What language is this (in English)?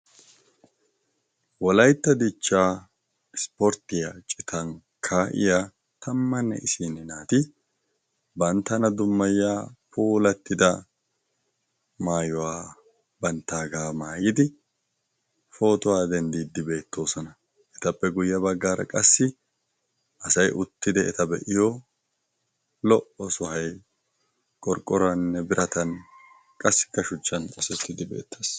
Wolaytta